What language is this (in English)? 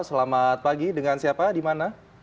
Indonesian